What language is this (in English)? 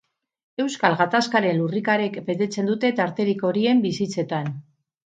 Basque